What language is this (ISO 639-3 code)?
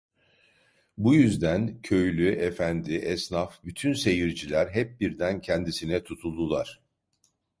tur